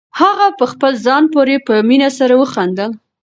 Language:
Pashto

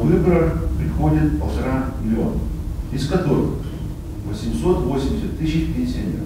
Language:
Russian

